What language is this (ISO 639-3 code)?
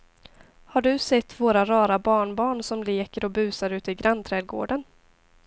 swe